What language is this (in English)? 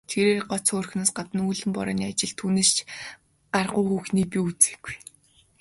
Mongolian